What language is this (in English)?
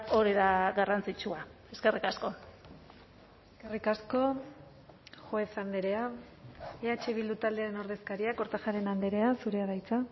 Basque